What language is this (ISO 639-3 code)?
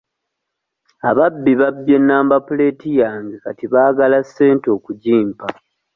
lug